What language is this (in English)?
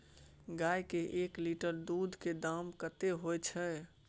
Maithili